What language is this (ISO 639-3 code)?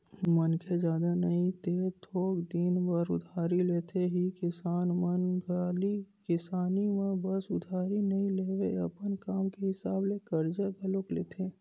hne